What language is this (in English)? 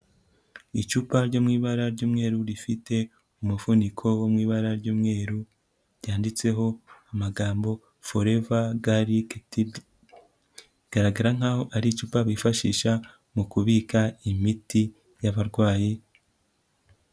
Kinyarwanda